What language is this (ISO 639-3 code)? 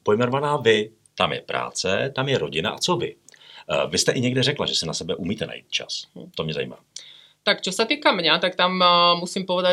ces